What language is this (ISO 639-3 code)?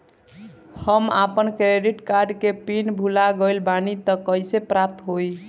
bho